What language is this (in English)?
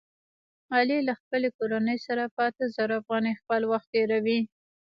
Pashto